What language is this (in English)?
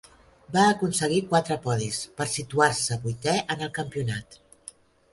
Catalan